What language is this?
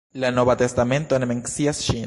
Esperanto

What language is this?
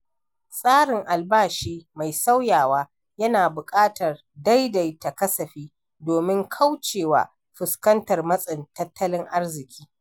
Hausa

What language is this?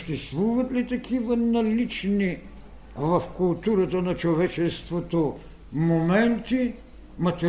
Bulgarian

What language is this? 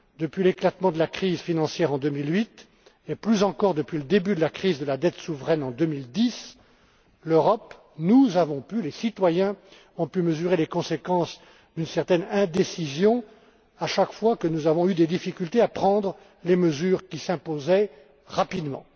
French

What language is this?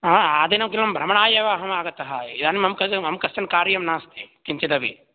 Sanskrit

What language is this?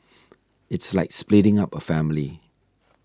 English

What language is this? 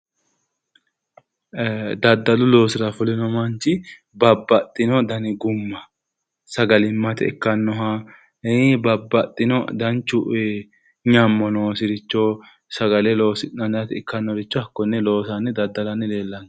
Sidamo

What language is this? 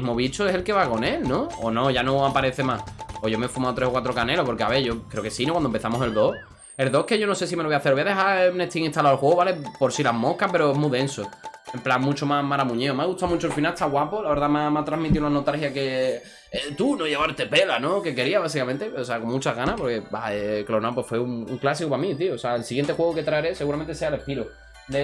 Spanish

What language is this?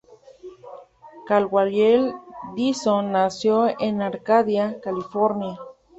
Spanish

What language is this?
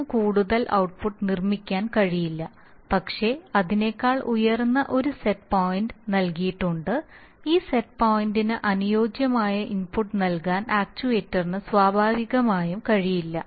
Malayalam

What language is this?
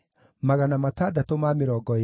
Kikuyu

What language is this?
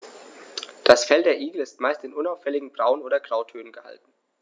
German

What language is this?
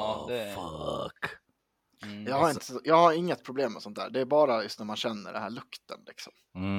Swedish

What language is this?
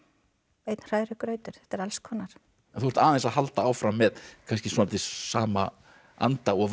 Icelandic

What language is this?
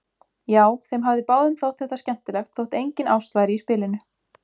Icelandic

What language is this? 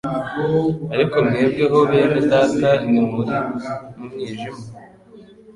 Kinyarwanda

